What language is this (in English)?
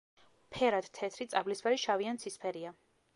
Georgian